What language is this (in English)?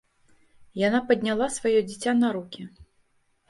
Belarusian